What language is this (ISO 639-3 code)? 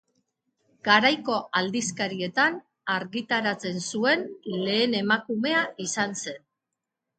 eus